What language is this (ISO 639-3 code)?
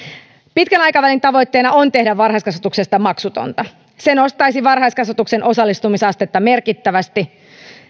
fin